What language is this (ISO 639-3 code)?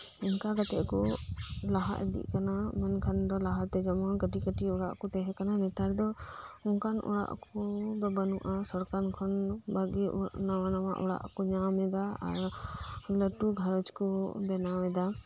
sat